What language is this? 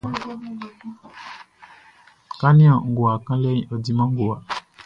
Baoulé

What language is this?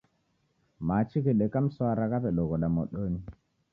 Taita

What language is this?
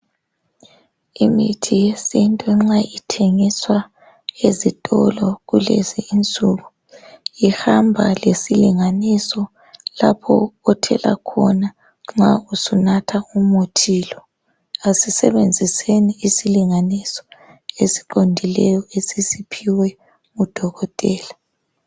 North Ndebele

